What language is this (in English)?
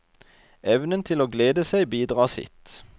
Norwegian